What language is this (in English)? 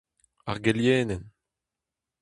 Breton